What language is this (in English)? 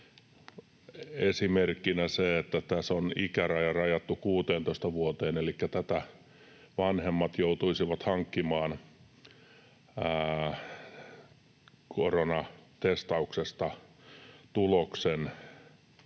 Finnish